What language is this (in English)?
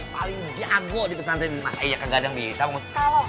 Indonesian